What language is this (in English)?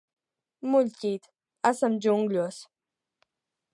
Latvian